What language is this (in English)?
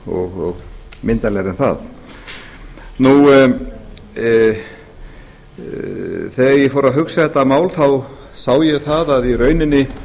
Icelandic